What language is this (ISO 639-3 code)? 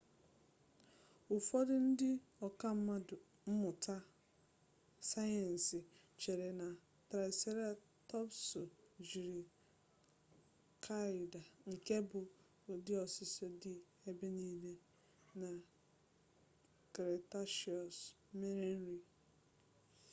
ibo